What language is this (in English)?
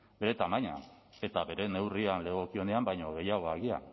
Basque